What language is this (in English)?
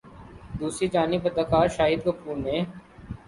Urdu